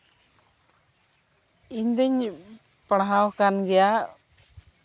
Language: Santali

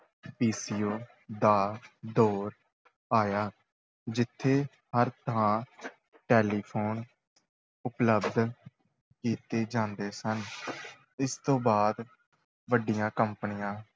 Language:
Punjabi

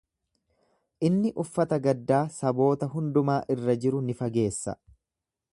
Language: Oromo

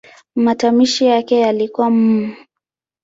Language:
Swahili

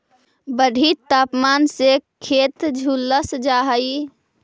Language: Magahi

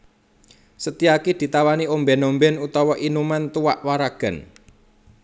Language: Javanese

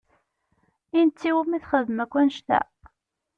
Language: Kabyle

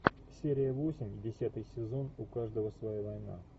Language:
Russian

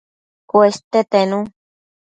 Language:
Matsés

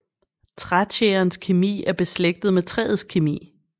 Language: Danish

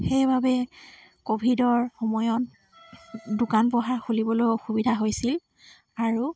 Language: Assamese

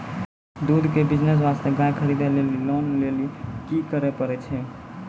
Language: Maithili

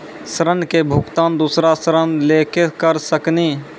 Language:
Maithili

